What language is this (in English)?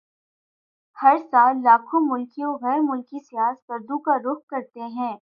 Urdu